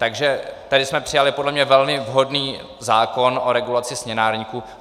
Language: Czech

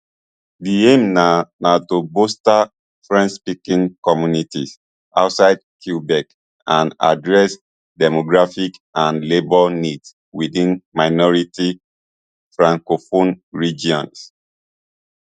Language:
Nigerian Pidgin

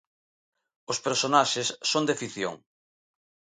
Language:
Galician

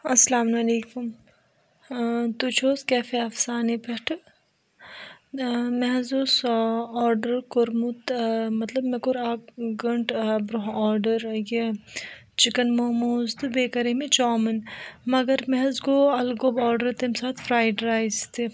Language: Kashmiri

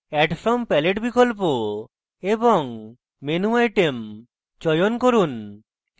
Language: Bangla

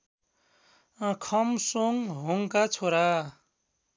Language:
Nepali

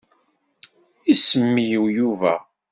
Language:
Kabyle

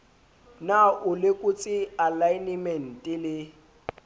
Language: Southern Sotho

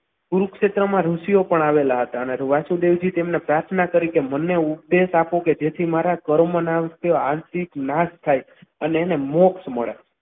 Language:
Gujarati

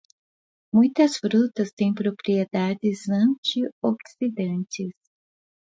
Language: Portuguese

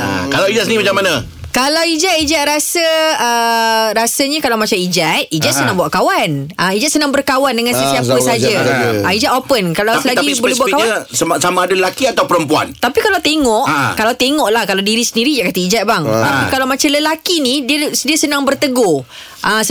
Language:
Malay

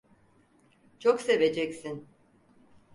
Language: Turkish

